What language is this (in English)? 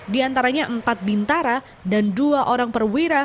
Indonesian